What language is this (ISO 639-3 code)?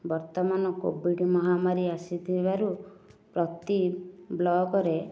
ori